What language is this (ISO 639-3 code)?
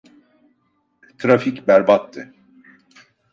tur